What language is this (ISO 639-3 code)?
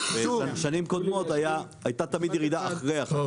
heb